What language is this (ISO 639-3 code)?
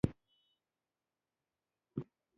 pus